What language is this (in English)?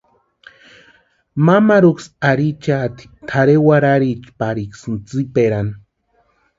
Western Highland Purepecha